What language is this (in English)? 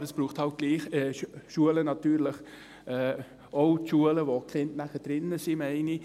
Swiss German